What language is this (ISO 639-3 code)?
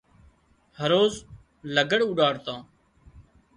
kxp